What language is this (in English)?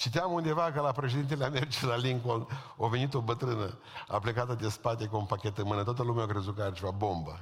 Romanian